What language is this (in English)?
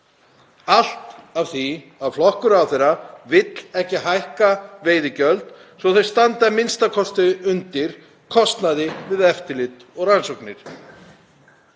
Icelandic